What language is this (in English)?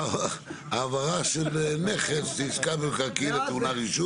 Hebrew